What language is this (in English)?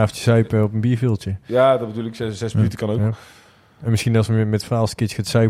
Dutch